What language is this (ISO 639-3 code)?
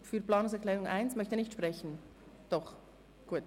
gsw